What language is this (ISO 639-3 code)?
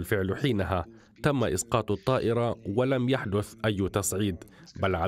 ara